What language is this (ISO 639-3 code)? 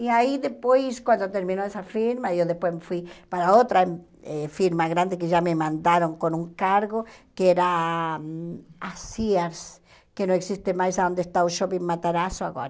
por